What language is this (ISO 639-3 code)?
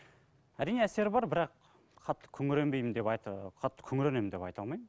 kaz